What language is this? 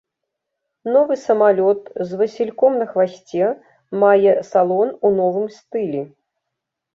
Belarusian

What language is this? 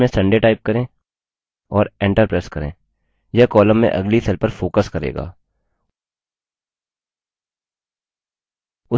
Hindi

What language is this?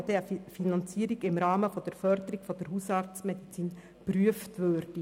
Swiss German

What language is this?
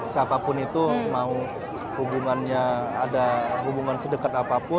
Indonesian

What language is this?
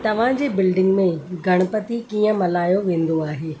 Sindhi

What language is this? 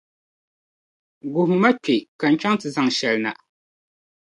Dagbani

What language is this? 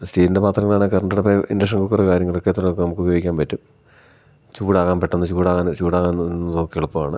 Malayalam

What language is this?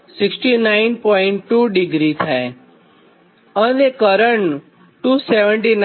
Gujarati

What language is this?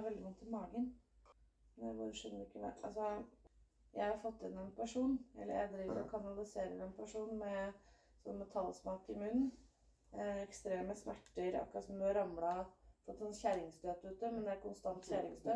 Danish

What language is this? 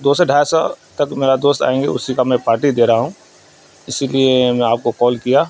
Urdu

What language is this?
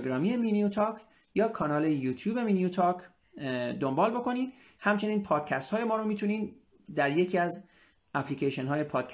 Persian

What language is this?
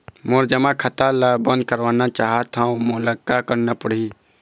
Chhattisgarhi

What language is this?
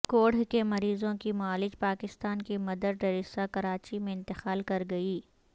Urdu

